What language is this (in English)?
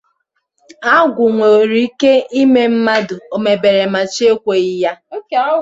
Igbo